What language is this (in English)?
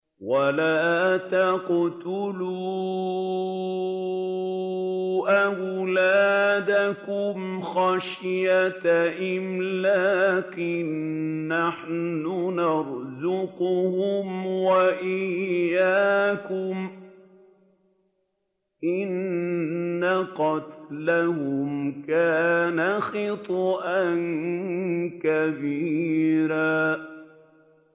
Arabic